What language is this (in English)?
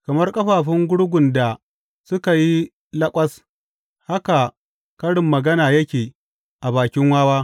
Hausa